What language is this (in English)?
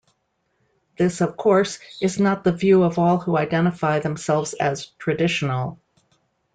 English